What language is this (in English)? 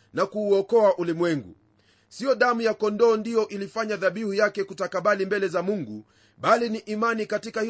Swahili